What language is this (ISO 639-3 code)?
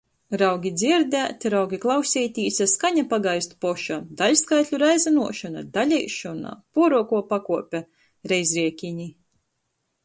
ltg